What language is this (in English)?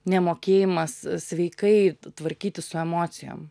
Lithuanian